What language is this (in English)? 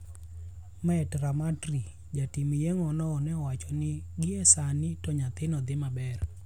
Luo (Kenya and Tanzania)